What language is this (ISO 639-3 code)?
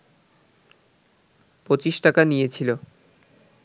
ben